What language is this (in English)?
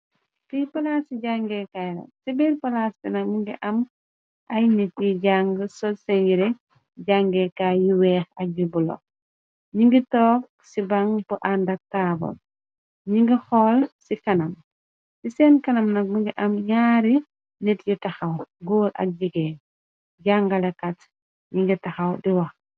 Wolof